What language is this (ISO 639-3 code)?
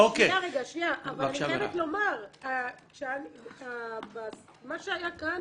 heb